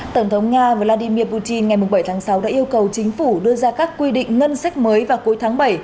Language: Vietnamese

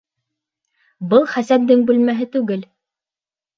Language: Bashkir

